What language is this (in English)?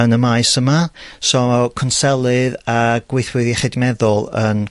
Welsh